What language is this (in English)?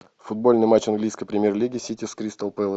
Russian